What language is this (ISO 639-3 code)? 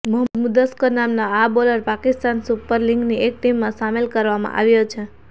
guj